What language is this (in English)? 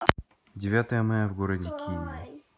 Russian